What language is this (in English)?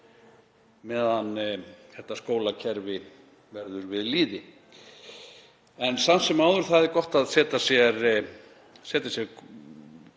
Icelandic